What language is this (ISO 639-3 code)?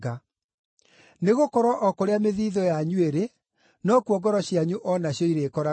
kik